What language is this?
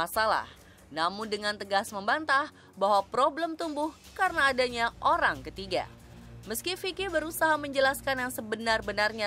Indonesian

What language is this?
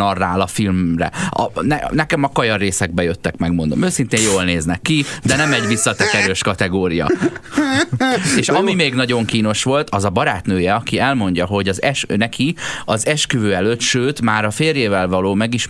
Hungarian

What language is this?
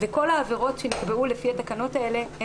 Hebrew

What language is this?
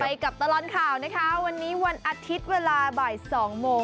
Thai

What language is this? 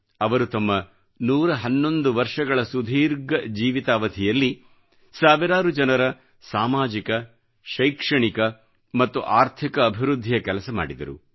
Kannada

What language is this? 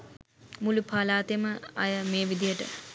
Sinhala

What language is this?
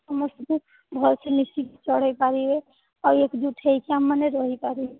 Odia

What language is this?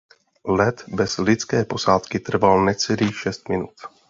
Czech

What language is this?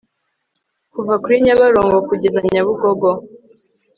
Kinyarwanda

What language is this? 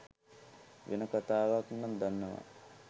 Sinhala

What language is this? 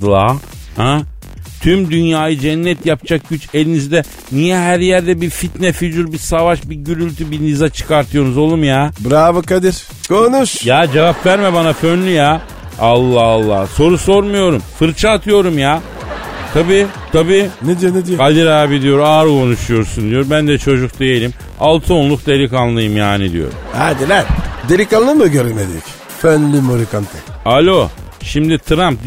Turkish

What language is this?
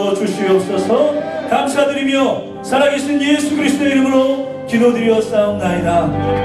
Korean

